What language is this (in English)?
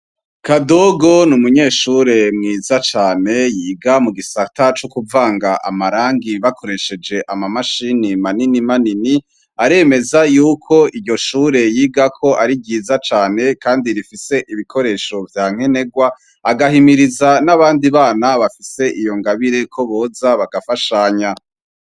Rundi